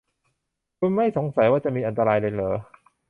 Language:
Thai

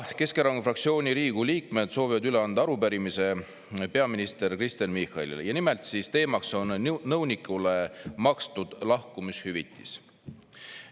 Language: Estonian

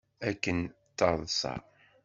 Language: Kabyle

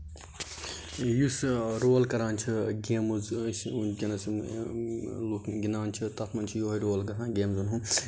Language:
Kashmiri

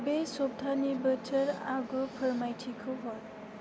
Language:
Bodo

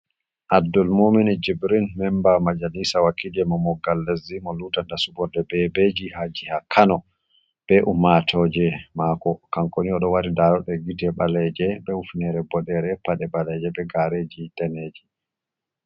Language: Fula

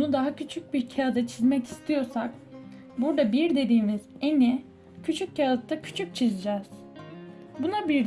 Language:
Turkish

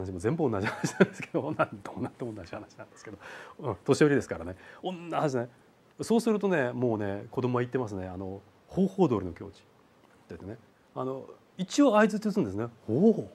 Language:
Japanese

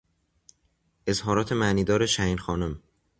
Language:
Persian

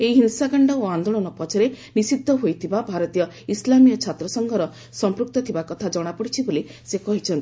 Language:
Odia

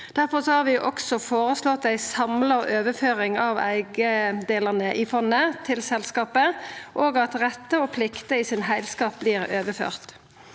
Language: Norwegian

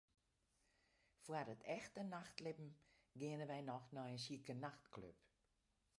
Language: Western Frisian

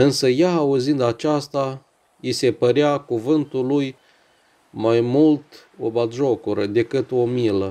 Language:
Romanian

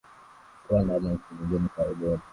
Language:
Swahili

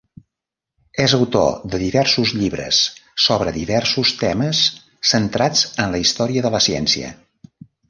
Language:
Catalan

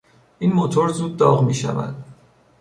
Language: Persian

